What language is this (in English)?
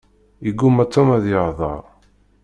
Kabyle